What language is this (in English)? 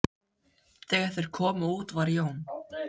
Icelandic